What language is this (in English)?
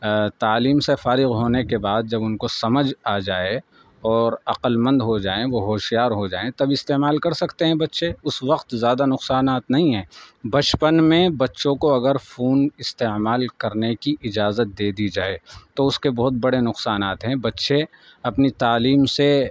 Urdu